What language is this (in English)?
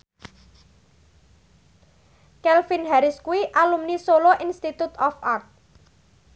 Javanese